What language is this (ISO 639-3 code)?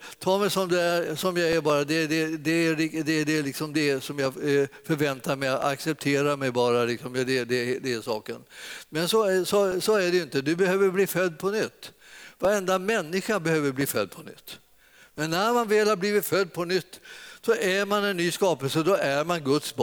swe